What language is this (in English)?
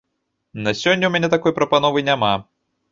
Belarusian